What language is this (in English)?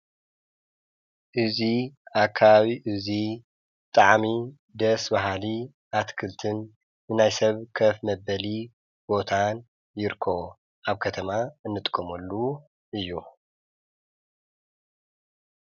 Tigrinya